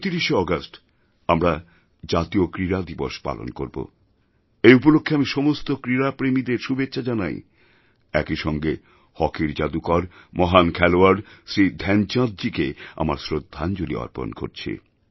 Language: Bangla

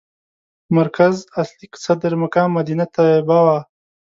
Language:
Pashto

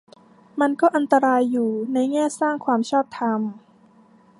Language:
Thai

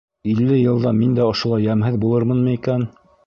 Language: Bashkir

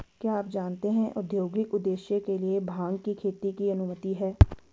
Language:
Hindi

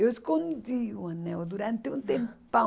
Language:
Portuguese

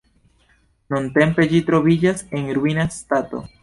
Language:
Esperanto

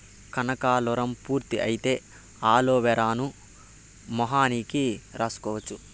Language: Telugu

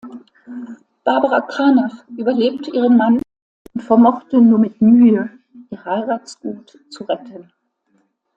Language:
German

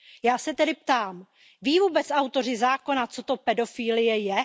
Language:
Czech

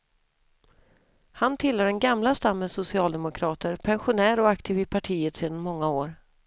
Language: Swedish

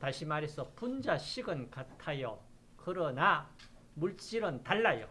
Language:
Korean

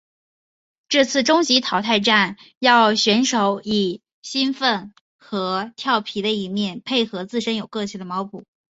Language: Chinese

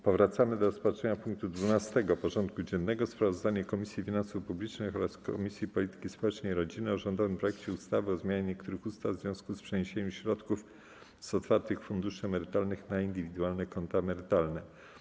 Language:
Polish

